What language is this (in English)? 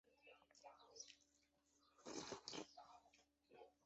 Chinese